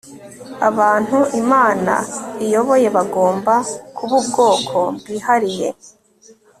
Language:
Kinyarwanda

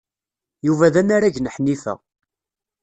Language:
Kabyle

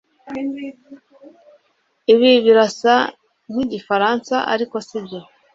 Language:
Kinyarwanda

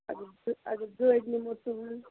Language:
Kashmiri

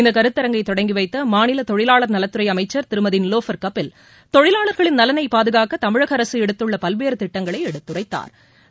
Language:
Tamil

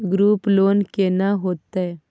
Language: Maithili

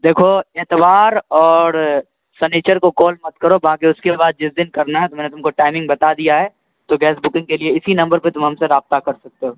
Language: Urdu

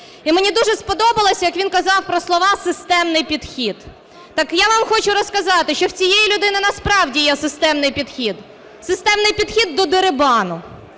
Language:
Ukrainian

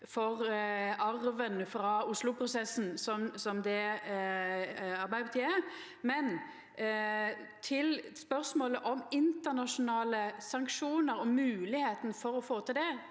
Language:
Norwegian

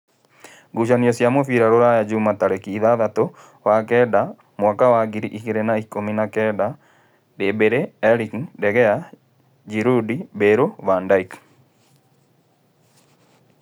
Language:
Kikuyu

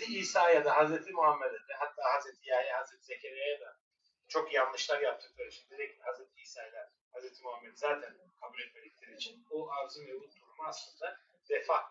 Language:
Turkish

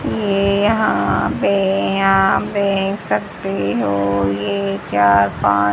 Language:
Hindi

